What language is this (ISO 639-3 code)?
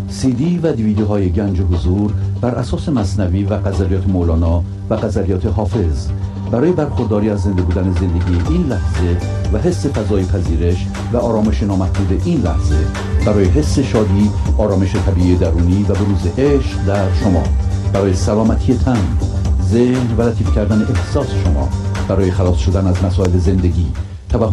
fas